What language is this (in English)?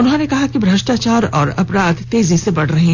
Hindi